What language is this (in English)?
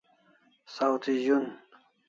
Kalasha